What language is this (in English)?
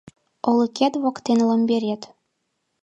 Mari